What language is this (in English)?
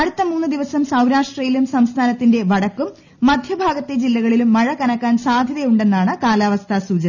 Malayalam